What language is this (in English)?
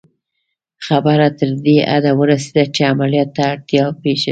Pashto